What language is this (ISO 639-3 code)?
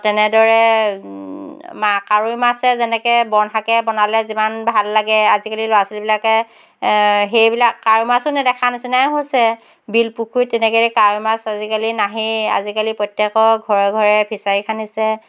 asm